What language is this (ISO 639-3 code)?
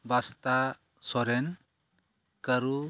sat